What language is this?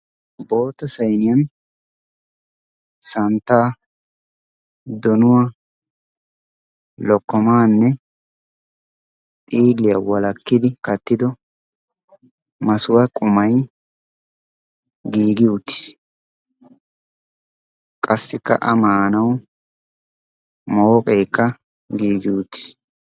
Wolaytta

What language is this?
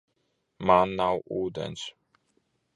Latvian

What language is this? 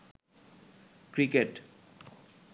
Bangla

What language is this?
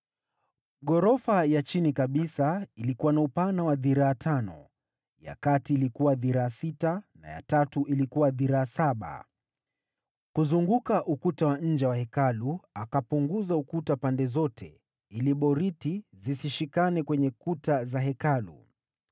Swahili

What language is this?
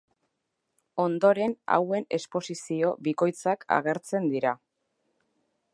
Basque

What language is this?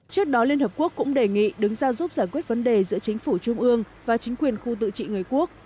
Vietnamese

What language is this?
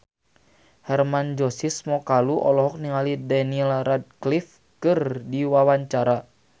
Sundanese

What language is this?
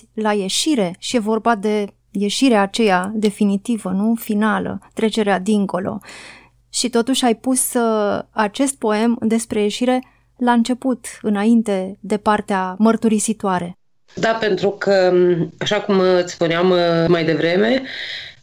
Romanian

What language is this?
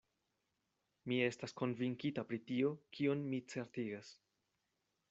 Esperanto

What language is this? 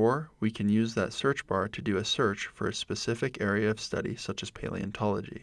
English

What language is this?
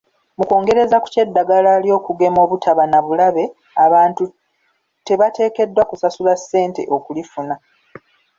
Ganda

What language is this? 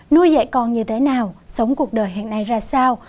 Vietnamese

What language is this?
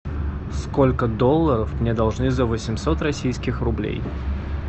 Russian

